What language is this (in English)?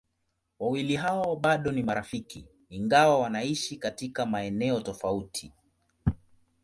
Swahili